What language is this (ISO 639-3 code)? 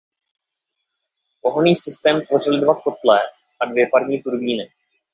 ces